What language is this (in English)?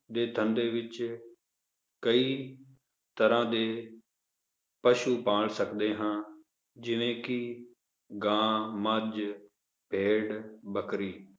Punjabi